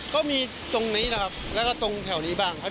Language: Thai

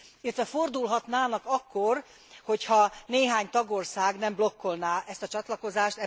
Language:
Hungarian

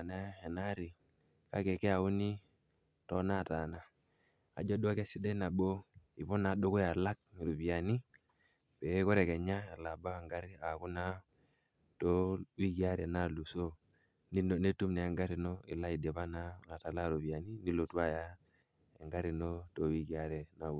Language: Masai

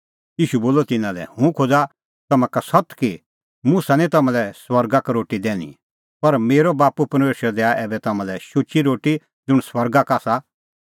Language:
Kullu Pahari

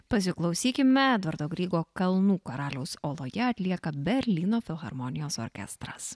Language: Lithuanian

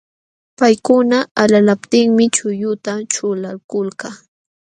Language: Jauja Wanca Quechua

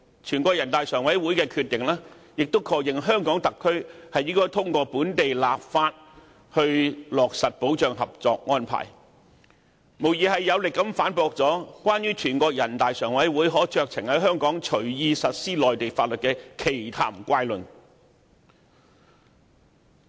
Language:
Cantonese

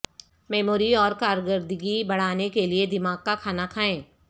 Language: Urdu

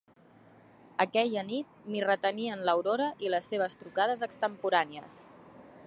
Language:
Catalan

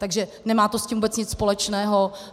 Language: Czech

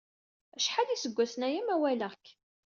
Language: Kabyle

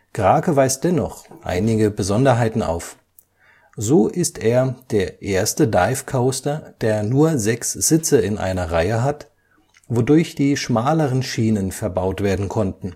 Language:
German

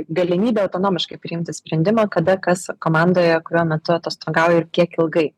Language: Lithuanian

